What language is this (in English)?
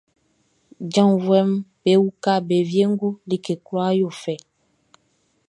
Baoulé